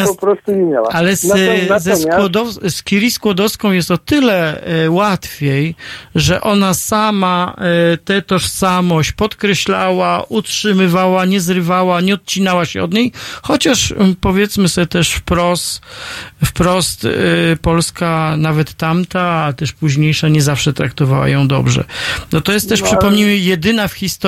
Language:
Polish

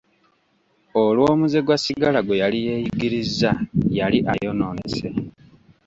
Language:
Ganda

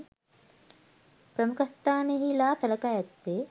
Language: Sinhala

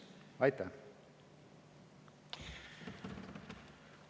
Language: Estonian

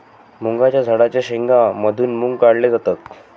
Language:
Marathi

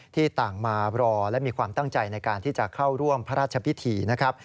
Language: Thai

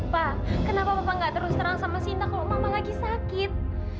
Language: Indonesian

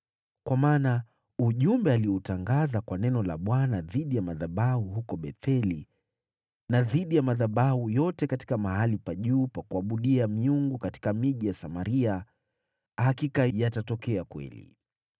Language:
Swahili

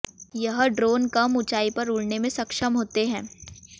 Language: Hindi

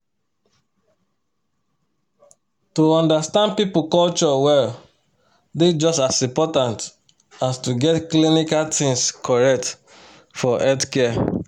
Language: Nigerian Pidgin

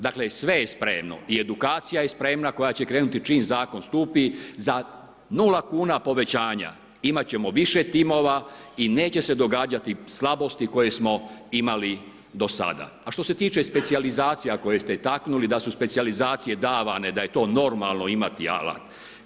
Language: Croatian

